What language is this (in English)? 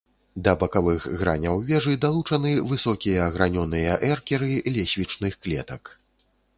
Belarusian